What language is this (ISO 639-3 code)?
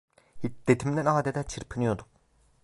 tur